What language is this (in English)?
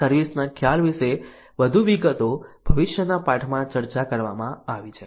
Gujarati